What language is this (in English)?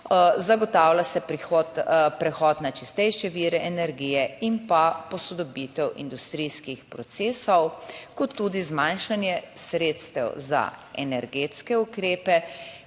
Slovenian